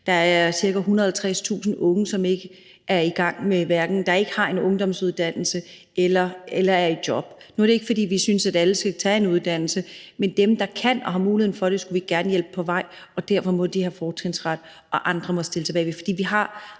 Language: Danish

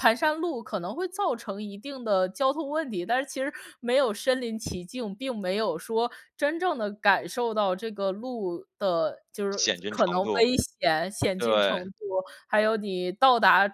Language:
Chinese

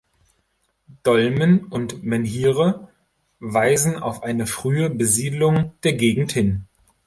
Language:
German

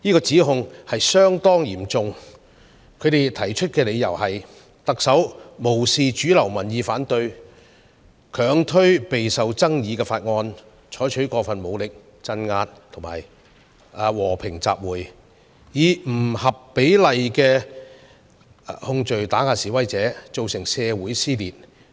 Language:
Cantonese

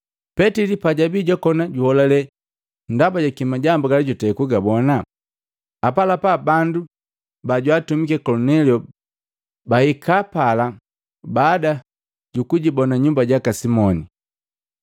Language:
Matengo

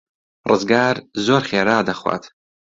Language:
Central Kurdish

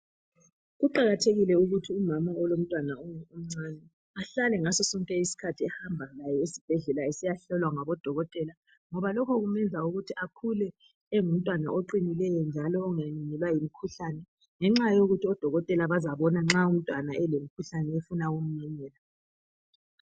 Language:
North Ndebele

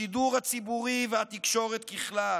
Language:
Hebrew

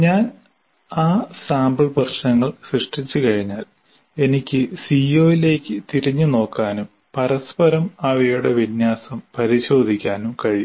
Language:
Malayalam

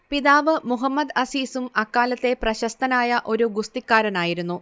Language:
Malayalam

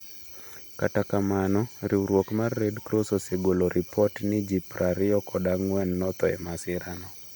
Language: Luo (Kenya and Tanzania)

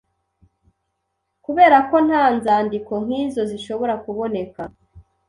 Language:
Kinyarwanda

